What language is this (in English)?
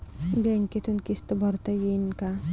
Marathi